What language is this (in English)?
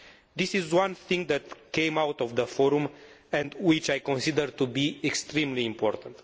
English